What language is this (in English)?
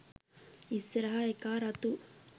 Sinhala